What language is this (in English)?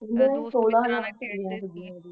Punjabi